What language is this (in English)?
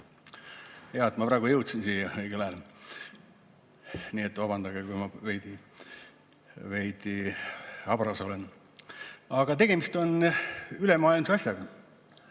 Estonian